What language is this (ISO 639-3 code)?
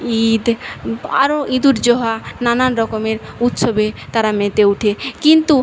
ben